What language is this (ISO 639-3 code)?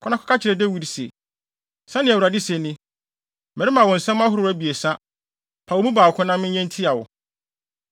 aka